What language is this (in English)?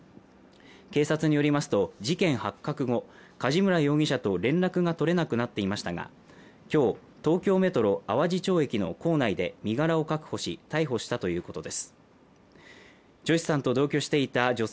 Japanese